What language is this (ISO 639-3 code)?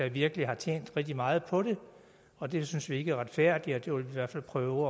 dan